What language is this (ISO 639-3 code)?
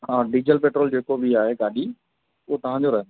snd